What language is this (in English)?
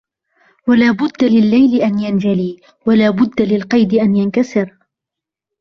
Arabic